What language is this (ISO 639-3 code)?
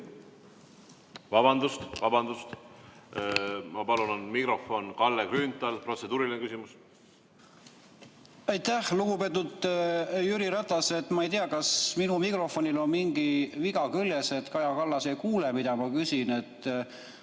est